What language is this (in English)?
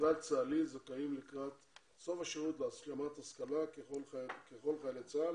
Hebrew